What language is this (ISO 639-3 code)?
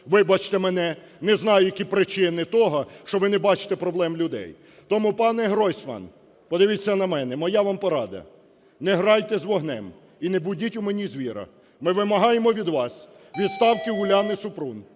ukr